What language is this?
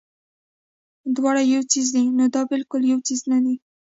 Pashto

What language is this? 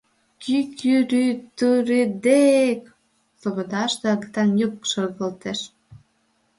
Mari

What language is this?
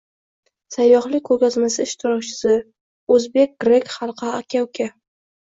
Uzbek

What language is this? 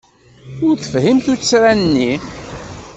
Kabyle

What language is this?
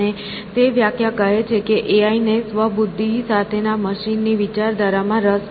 Gujarati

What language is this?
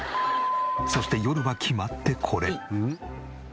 Japanese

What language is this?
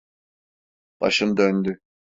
Turkish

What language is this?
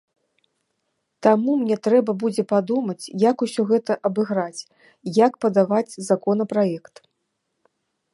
Belarusian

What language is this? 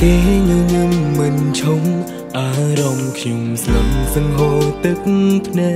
Thai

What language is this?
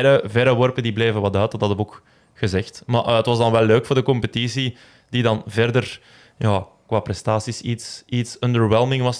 Dutch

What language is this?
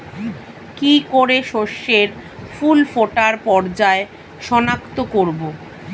Bangla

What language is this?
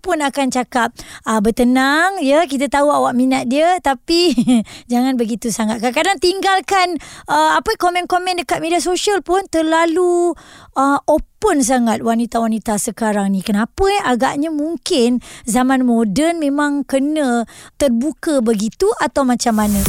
Malay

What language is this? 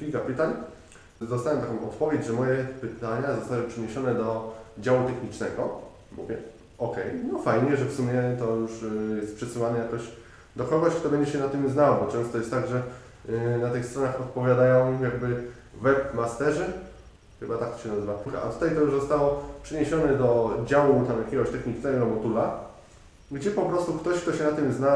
Polish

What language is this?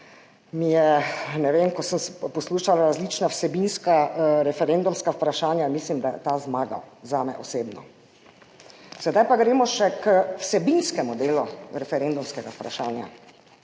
Slovenian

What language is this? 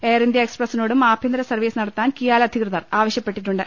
Malayalam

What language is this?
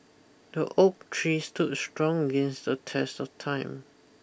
English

